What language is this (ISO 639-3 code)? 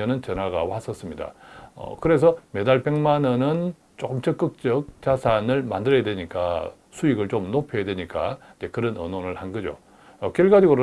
kor